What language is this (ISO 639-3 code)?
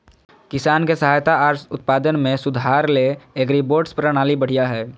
mag